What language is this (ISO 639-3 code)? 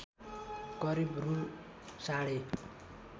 nep